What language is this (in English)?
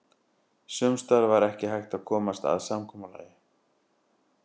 Icelandic